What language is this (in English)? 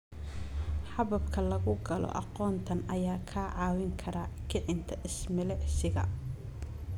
Somali